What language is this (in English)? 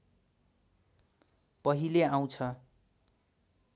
Nepali